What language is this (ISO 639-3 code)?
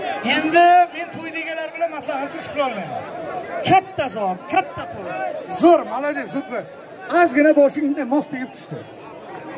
tur